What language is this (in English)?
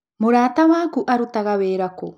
Kikuyu